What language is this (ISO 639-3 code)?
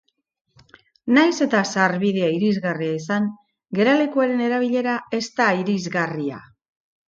eus